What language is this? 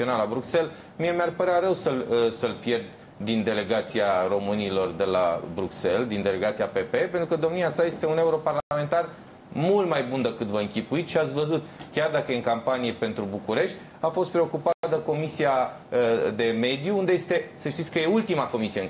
Romanian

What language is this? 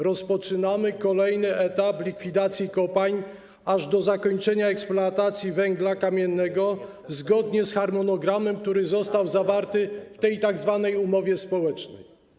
Polish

